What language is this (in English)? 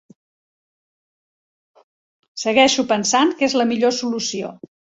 Catalan